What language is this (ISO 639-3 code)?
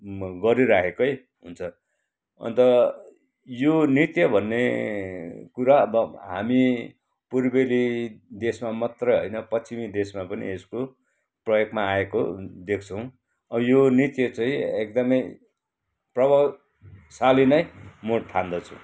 nep